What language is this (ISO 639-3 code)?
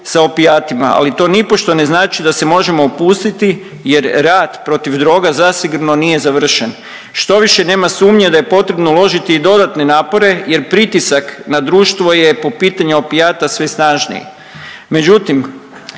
hrv